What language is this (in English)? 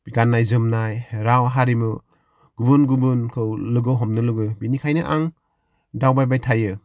Bodo